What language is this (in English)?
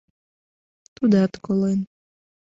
Mari